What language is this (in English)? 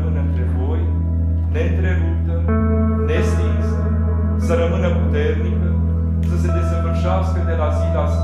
Romanian